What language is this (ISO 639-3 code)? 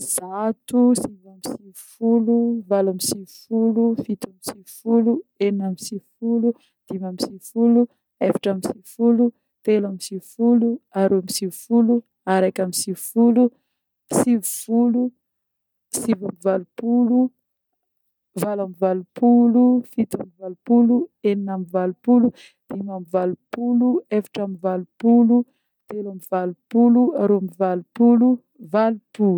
bmm